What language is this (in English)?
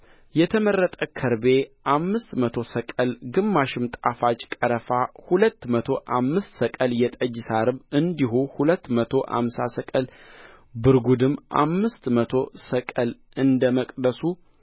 Amharic